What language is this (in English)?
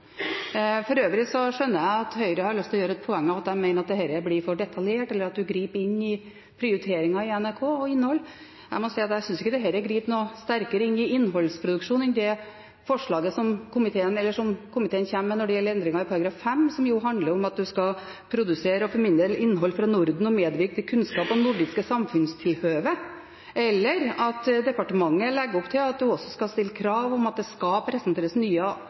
Norwegian Bokmål